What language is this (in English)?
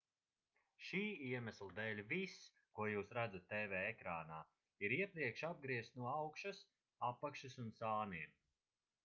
Latvian